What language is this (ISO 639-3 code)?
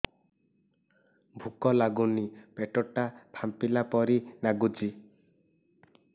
ori